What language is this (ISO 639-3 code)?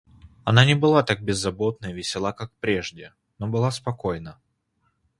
rus